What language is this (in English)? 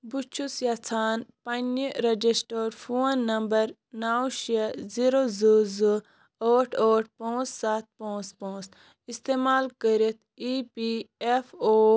Kashmiri